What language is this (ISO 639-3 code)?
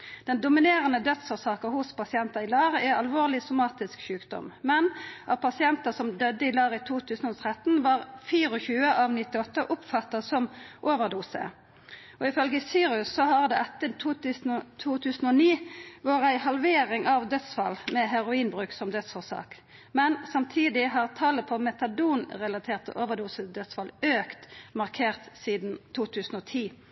nno